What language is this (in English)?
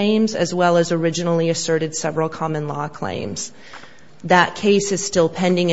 English